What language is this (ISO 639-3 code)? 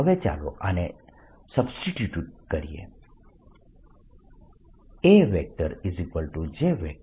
guj